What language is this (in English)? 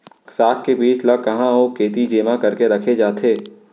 Chhattisgarhi